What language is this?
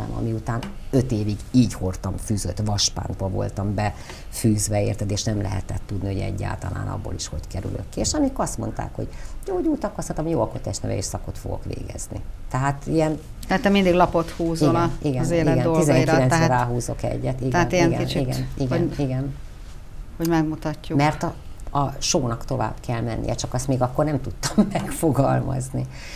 Hungarian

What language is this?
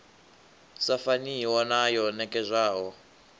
Venda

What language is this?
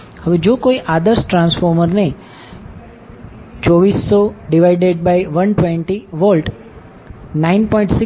Gujarati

